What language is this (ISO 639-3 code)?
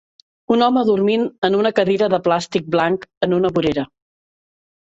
cat